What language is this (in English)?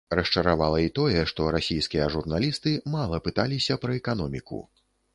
Belarusian